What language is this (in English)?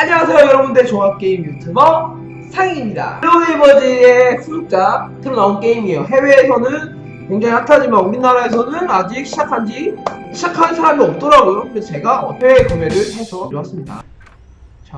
Korean